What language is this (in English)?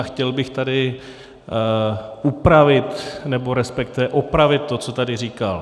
Czech